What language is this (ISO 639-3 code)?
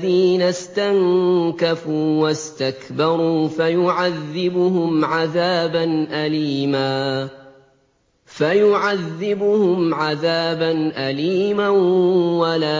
ara